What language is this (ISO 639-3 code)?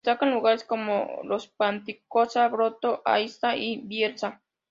spa